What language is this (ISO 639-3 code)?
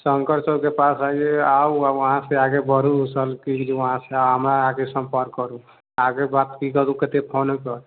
mai